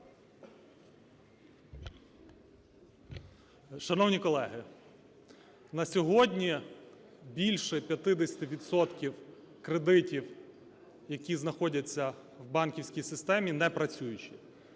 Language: Ukrainian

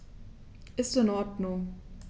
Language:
German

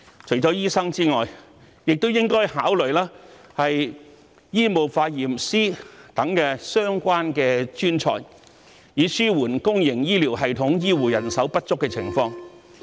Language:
Cantonese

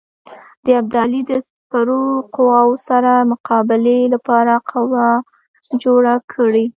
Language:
Pashto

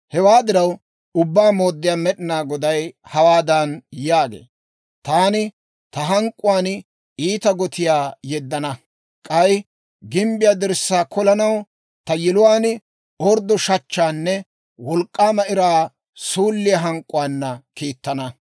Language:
Dawro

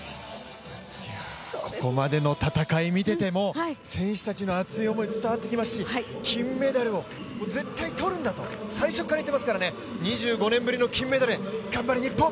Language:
Japanese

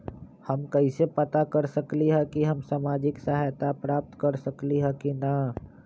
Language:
Magahi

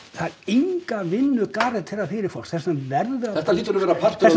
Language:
Icelandic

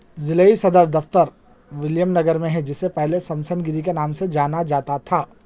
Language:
Urdu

